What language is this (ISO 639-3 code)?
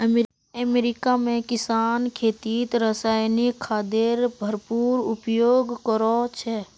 mag